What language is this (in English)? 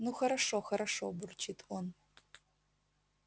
Russian